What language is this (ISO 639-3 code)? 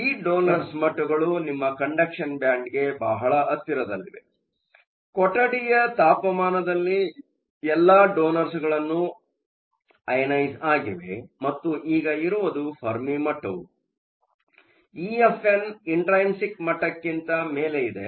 kan